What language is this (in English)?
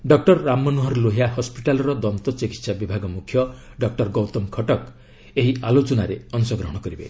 Odia